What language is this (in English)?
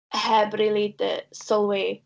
Welsh